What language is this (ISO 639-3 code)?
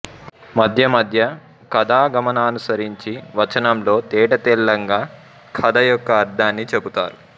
tel